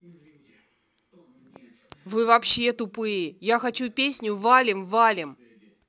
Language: Russian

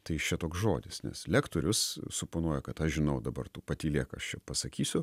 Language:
Lithuanian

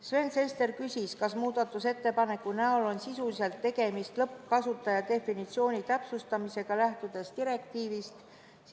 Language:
Estonian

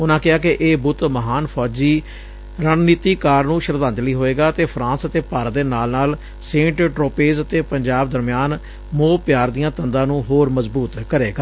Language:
Punjabi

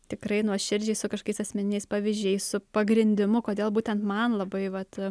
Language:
Lithuanian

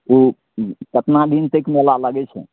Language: Maithili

